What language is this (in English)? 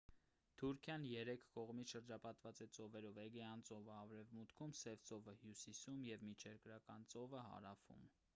Armenian